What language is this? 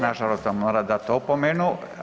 Croatian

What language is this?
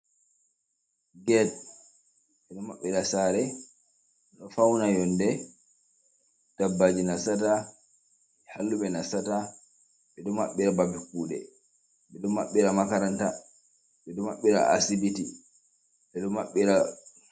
Fula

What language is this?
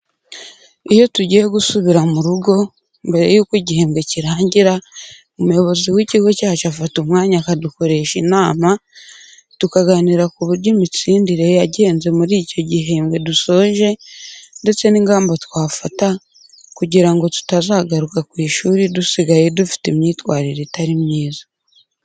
Kinyarwanda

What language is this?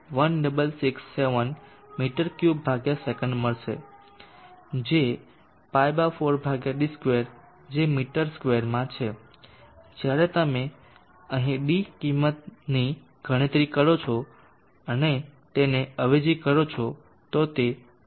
Gujarati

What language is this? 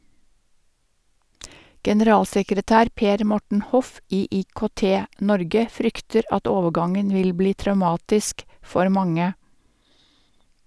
Norwegian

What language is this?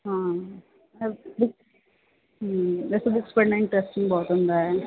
Punjabi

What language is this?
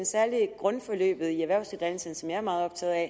Danish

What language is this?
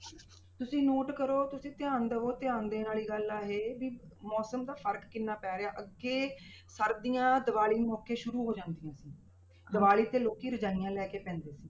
Punjabi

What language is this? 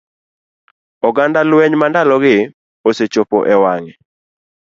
Luo (Kenya and Tanzania)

